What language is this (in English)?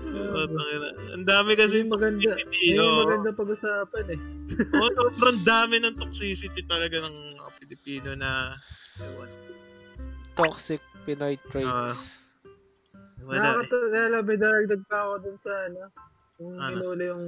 Filipino